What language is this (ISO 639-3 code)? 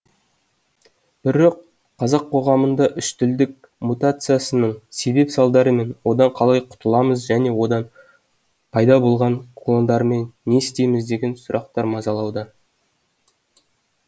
kaz